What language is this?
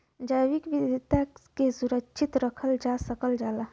Bhojpuri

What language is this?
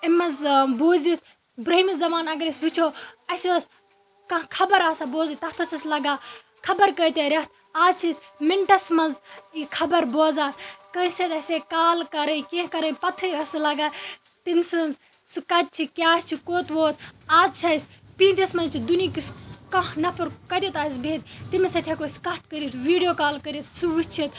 Kashmiri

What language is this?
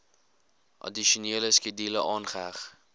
Afrikaans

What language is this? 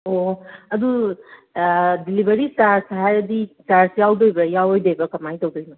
Manipuri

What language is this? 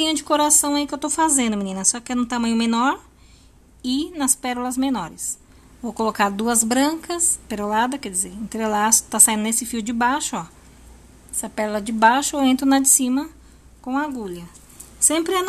Portuguese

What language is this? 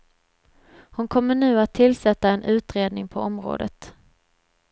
Swedish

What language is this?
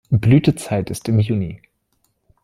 German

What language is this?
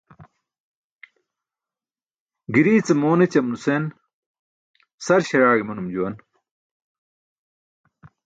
Burushaski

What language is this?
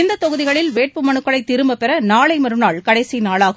Tamil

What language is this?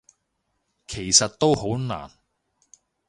Cantonese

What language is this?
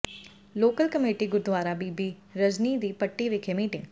Punjabi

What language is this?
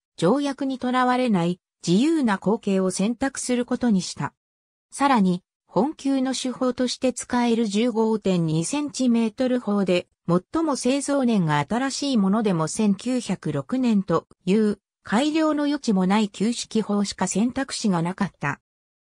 Japanese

